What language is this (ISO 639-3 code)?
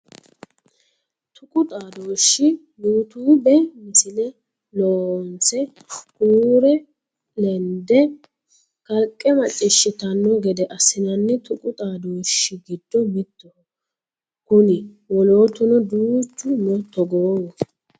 sid